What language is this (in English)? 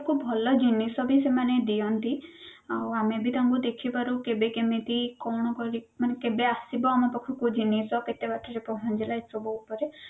Odia